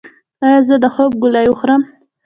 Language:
Pashto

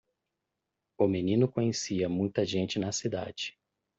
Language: Portuguese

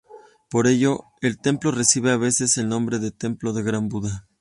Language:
Spanish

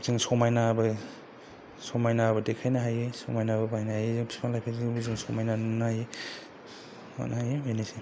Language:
Bodo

